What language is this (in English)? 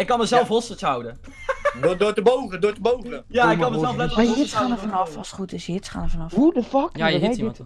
Dutch